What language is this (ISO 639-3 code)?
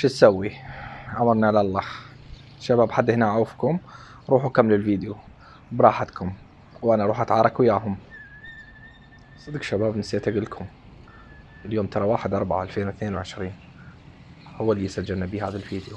ara